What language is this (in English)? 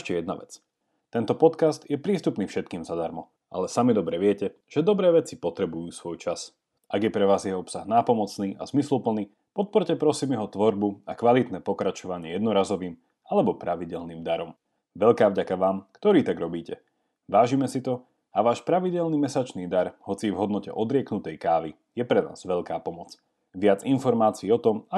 Slovak